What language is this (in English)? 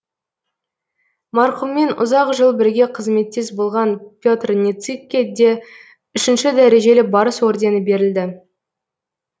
Kazakh